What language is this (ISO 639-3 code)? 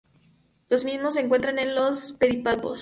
spa